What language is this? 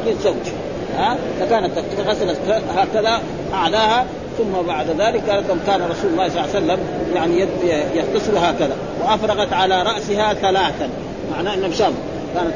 Arabic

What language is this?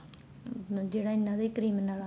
Punjabi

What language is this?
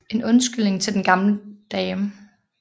Danish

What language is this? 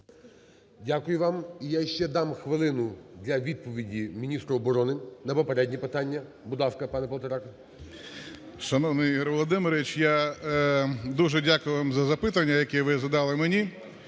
Ukrainian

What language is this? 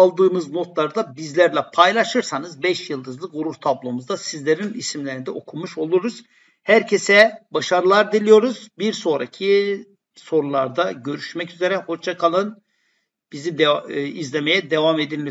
Turkish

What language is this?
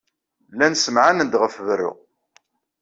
Kabyle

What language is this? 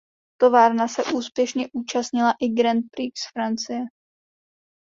Czech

